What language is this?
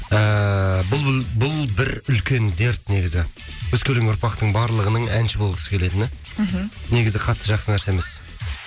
Kazakh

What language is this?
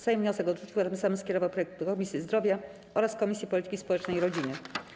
Polish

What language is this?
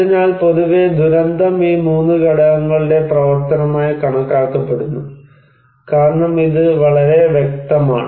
Malayalam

